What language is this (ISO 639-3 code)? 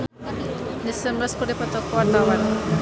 sun